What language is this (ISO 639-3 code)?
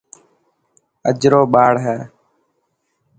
mki